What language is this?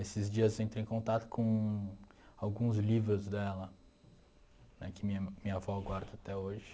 Portuguese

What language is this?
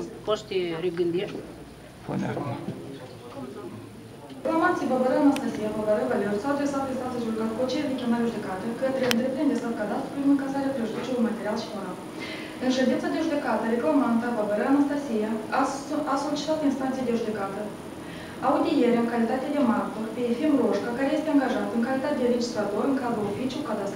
Romanian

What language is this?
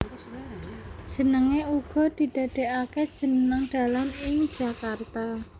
Javanese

